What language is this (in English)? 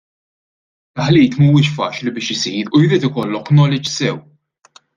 Maltese